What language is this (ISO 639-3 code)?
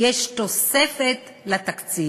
heb